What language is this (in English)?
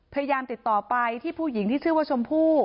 Thai